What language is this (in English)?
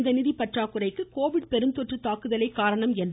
Tamil